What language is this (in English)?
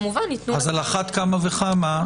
Hebrew